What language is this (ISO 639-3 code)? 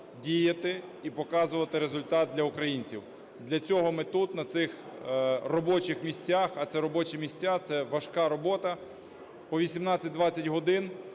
ukr